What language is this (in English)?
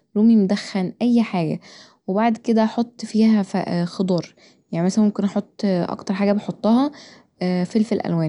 Egyptian Arabic